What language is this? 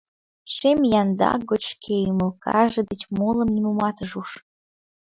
Mari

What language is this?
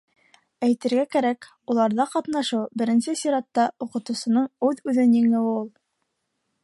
Bashkir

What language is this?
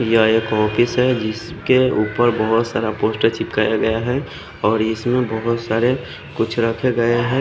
Hindi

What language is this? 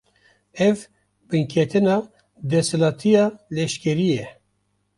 Kurdish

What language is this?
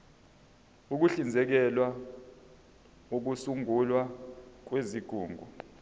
Zulu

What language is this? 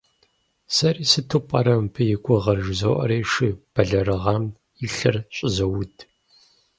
Kabardian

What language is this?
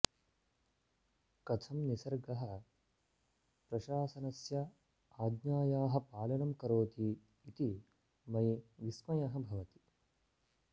Sanskrit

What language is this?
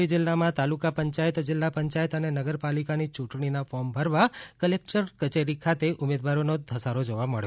Gujarati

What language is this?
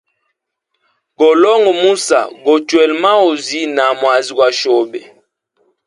Hemba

